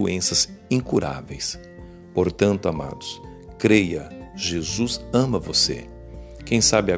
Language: Portuguese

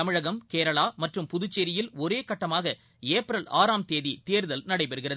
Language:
Tamil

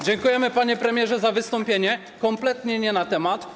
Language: Polish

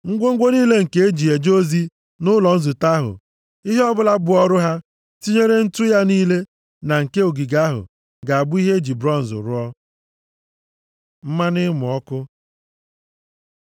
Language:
Igbo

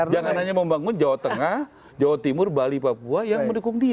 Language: Indonesian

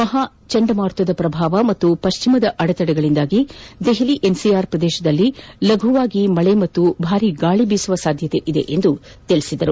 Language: Kannada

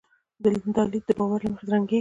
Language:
Pashto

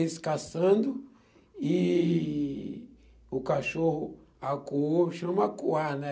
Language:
Portuguese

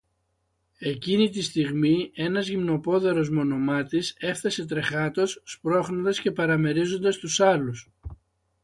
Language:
Greek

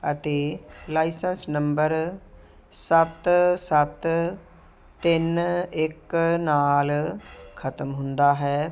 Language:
Punjabi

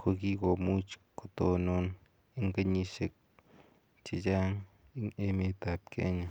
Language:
Kalenjin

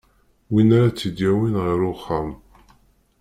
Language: Kabyle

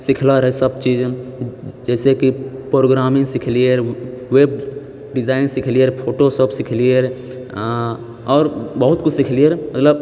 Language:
Maithili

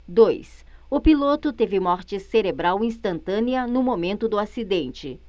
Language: Portuguese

